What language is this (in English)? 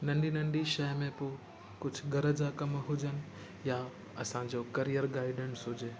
Sindhi